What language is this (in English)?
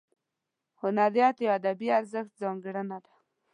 Pashto